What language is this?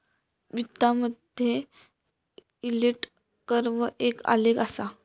Marathi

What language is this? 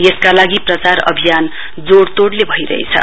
Nepali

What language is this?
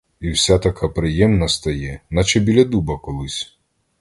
Ukrainian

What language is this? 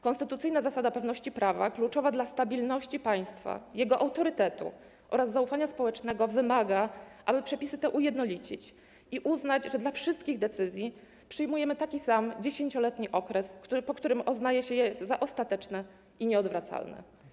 Polish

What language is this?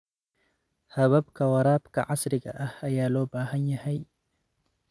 Somali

